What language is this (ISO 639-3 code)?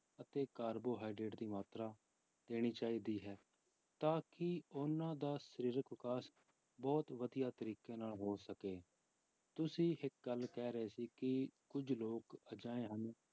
pan